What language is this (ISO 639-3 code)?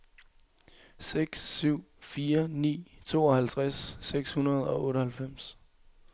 dan